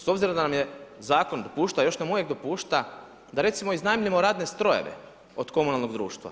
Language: Croatian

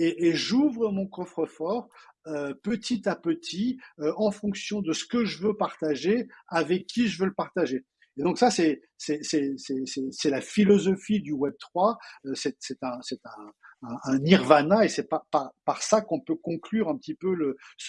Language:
French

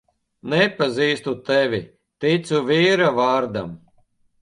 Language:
Latvian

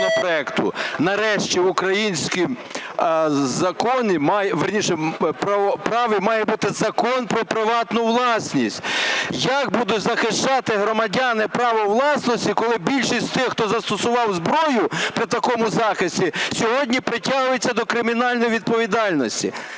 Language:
Ukrainian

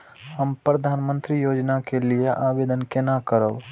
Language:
Maithili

